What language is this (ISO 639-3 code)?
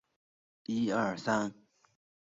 zho